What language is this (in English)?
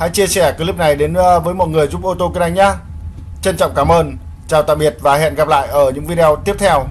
Vietnamese